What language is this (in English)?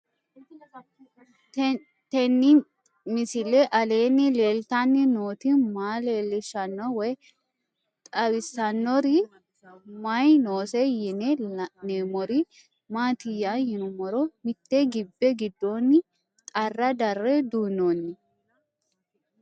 Sidamo